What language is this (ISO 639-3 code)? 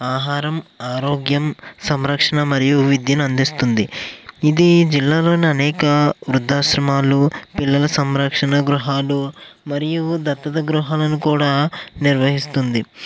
tel